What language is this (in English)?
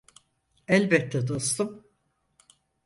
Turkish